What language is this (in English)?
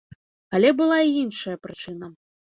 Belarusian